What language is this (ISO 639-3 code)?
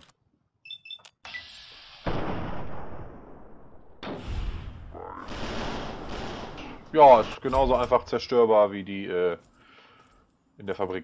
deu